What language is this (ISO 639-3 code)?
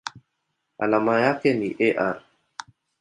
swa